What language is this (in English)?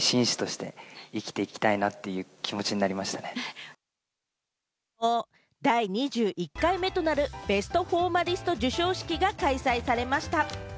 Japanese